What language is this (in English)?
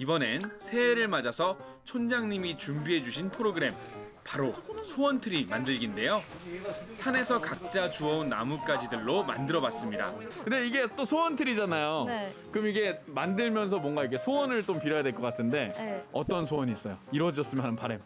Korean